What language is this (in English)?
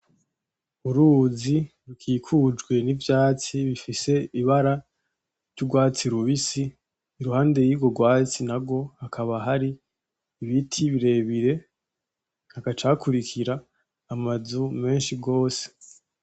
Rundi